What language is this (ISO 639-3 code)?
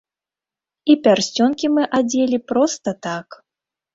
bel